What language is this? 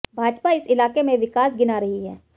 Hindi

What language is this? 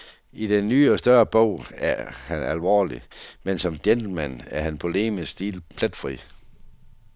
Danish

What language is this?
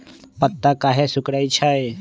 Magahi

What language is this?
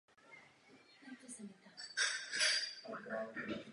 Czech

